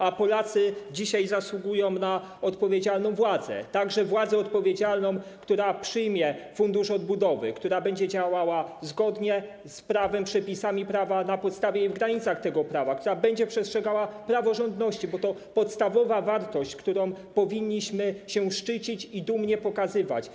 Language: Polish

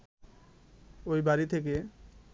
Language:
Bangla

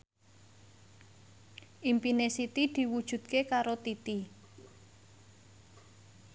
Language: Javanese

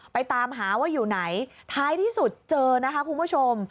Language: Thai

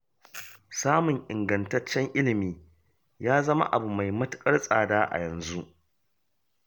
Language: Hausa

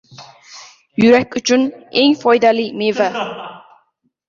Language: Uzbek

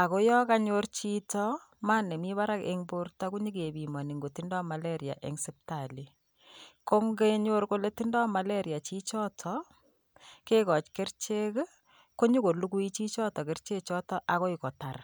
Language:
Kalenjin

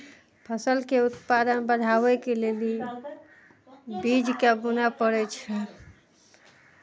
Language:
Maithili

